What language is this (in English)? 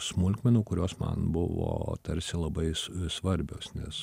Lithuanian